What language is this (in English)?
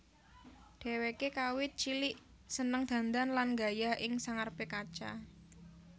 Javanese